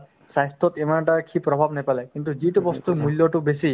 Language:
Assamese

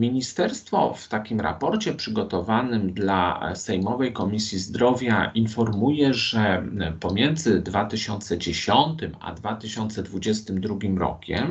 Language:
Polish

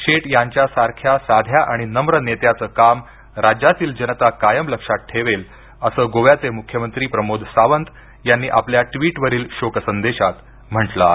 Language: Marathi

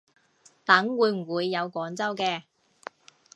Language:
Cantonese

